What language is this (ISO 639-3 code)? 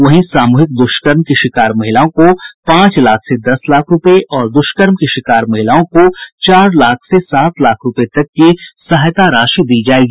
hin